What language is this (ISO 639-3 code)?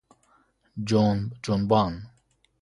fas